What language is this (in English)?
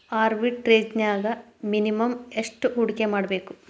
Kannada